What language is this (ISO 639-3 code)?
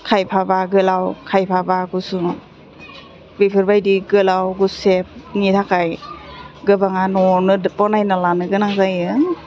brx